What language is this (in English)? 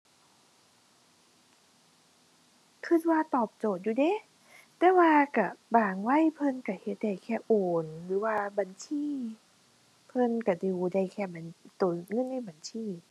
Thai